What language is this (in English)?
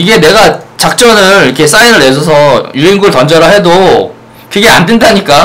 Korean